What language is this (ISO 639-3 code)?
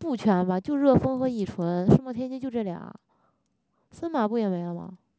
zho